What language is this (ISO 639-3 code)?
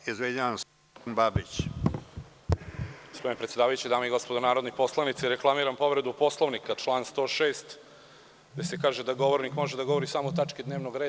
srp